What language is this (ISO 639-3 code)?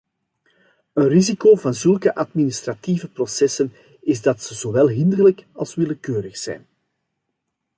nld